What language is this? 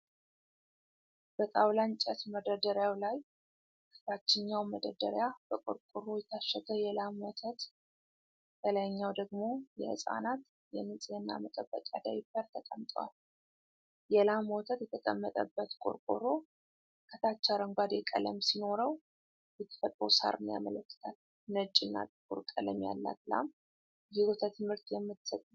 Amharic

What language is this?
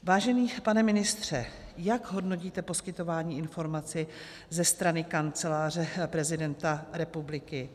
Czech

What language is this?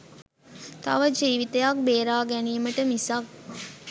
Sinhala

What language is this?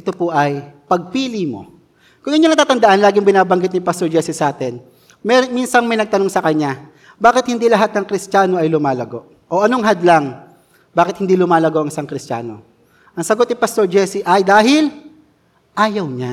Filipino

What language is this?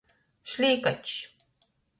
Latgalian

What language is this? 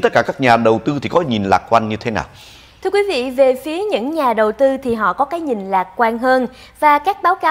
Vietnamese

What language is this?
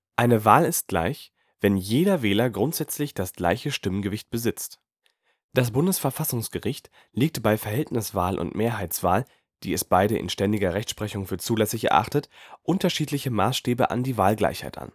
German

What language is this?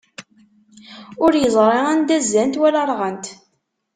Kabyle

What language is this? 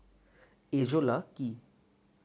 Bangla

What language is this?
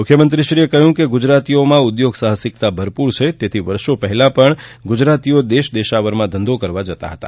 Gujarati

